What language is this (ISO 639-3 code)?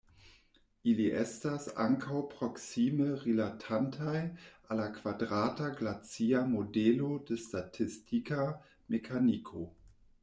epo